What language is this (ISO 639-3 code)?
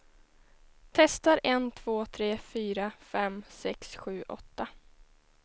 swe